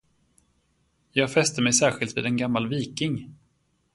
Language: Swedish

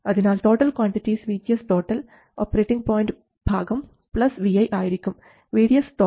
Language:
Malayalam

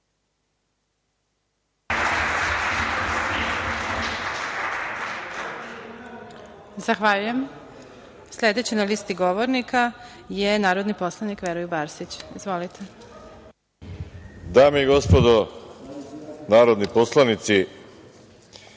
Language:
Serbian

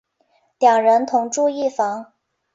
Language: Chinese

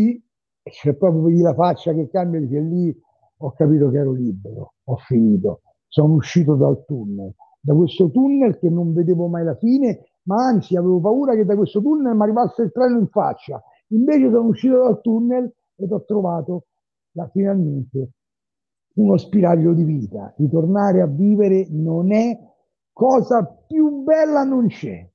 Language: Italian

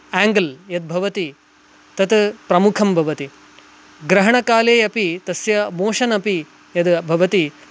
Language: Sanskrit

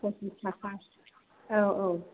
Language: Bodo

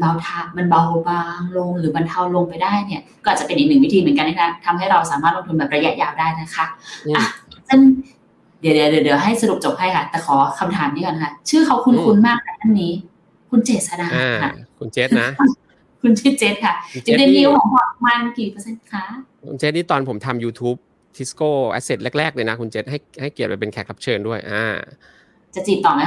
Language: Thai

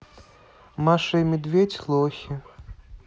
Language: Russian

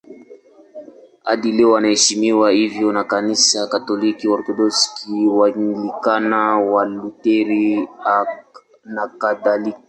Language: Swahili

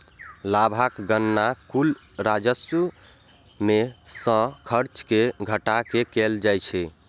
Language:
Maithili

